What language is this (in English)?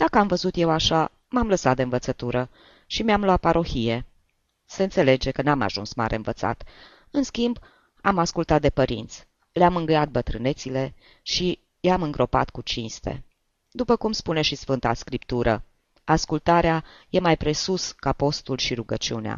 Romanian